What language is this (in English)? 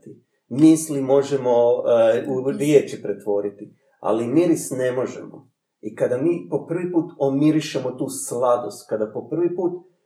Croatian